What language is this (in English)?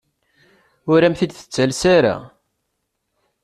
Kabyle